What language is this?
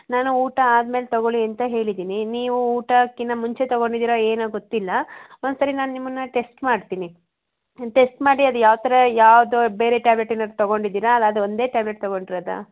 Kannada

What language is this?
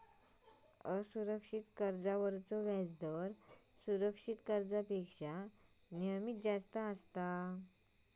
Marathi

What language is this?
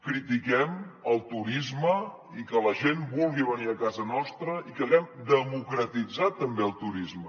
Catalan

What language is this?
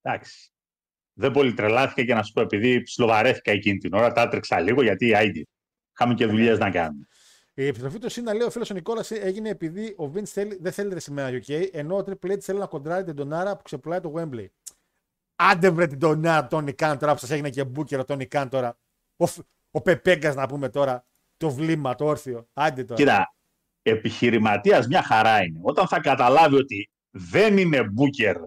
Greek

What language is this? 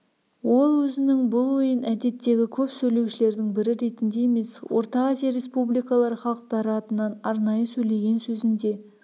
Kazakh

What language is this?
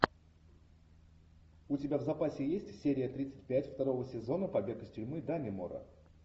Russian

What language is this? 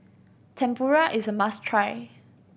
English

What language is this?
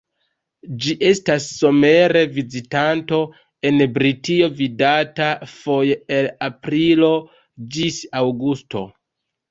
Esperanto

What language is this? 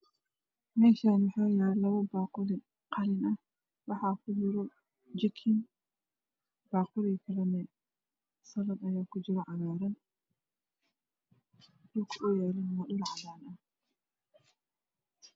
Somali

